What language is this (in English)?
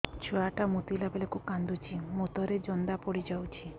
Odia